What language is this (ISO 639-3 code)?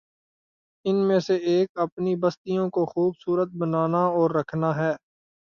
urd